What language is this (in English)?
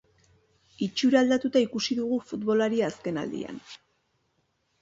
Basque